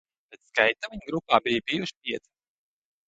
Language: Latvian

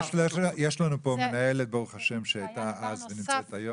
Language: Hebrew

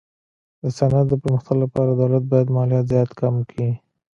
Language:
Pashto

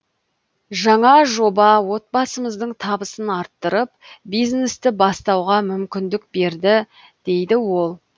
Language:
Kazakh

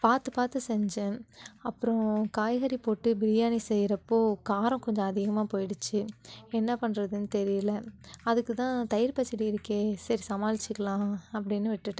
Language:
Tamil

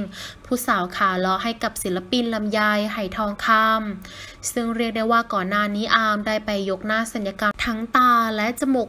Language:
Thai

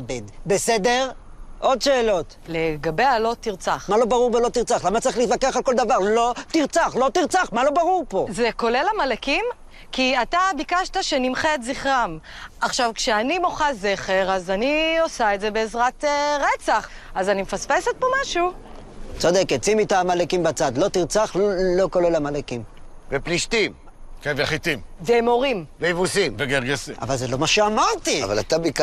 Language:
Hebrew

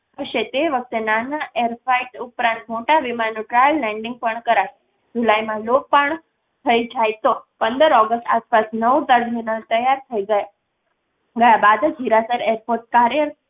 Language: Gujarati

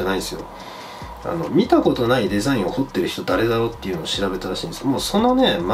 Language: Japanese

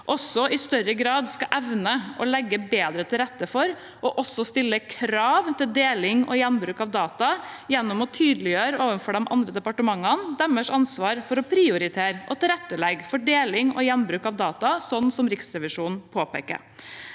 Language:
Norwegian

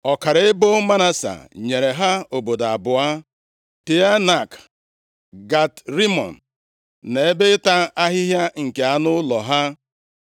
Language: Igbo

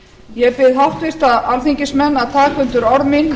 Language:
Icelandic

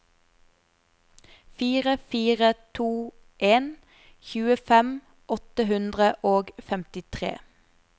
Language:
Norwegian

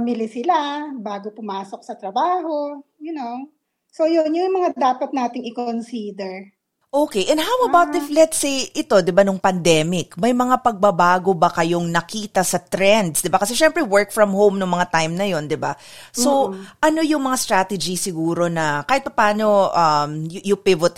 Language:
Filipino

